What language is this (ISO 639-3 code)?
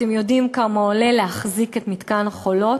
heb